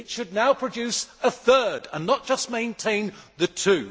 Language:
English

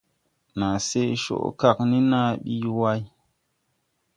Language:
Tupuri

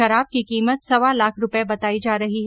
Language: Hindi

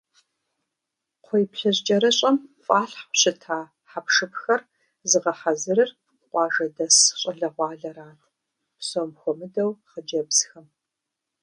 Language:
Kabardian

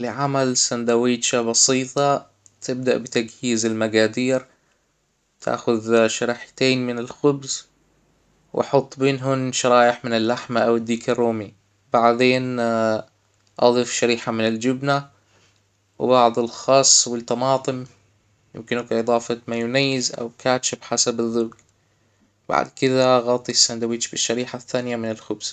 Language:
Hijazi Arabic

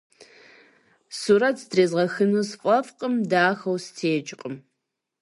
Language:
Kabardian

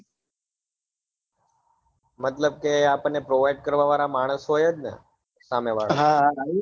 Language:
Gujarati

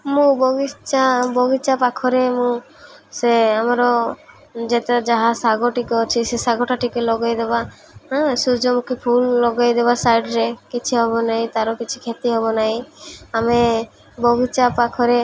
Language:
Odia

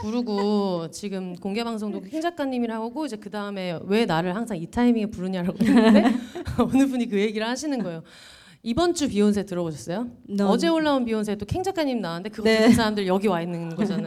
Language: Korean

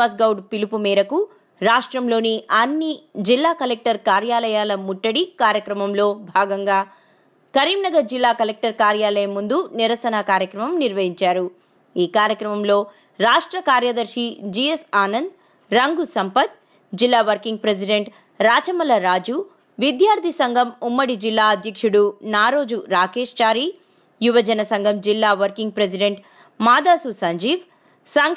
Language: Telugu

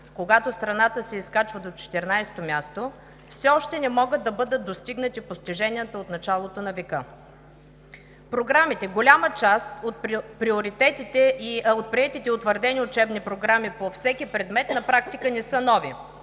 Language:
Bulgarian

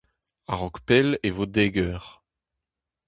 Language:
Breton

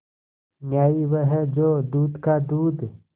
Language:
Hindi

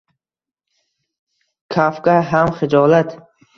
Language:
Uzbek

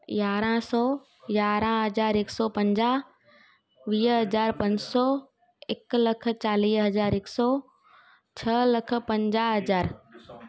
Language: Sindhi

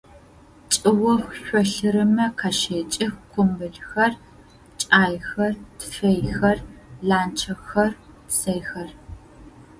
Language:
Adyghe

